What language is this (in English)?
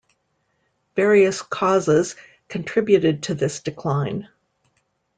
English